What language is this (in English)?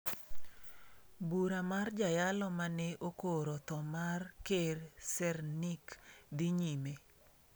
Luo (Kenya and Tanzania)